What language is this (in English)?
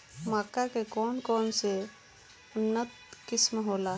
Bhojpuri